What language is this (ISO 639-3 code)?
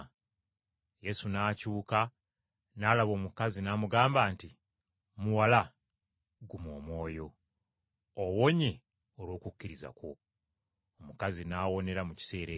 lug